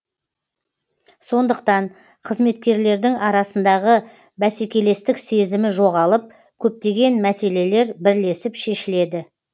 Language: Kazakh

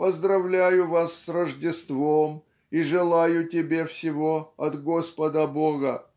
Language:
Russian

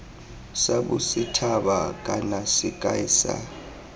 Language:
Tswana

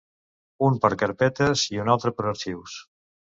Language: Catalan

